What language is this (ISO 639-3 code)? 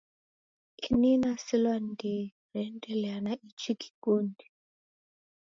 dav